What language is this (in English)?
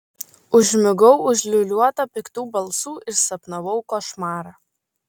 Lithuanian